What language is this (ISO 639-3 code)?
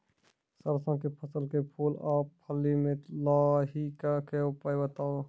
mai